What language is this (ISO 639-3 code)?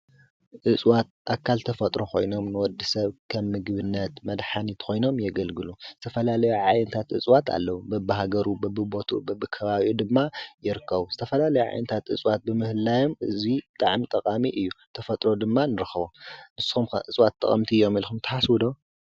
tir